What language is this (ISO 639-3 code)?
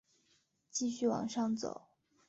zho